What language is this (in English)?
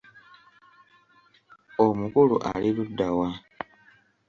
Ganda